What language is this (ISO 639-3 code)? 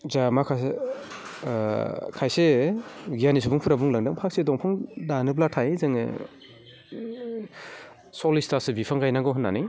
brx